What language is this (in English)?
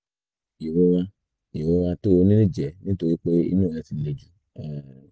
Yoruba